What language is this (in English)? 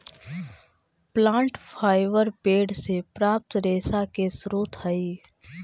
Magahi